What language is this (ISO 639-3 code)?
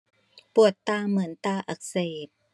tha